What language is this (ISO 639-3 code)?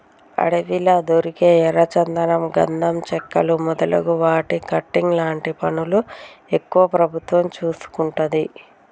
tel